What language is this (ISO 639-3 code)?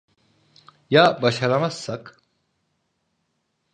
tur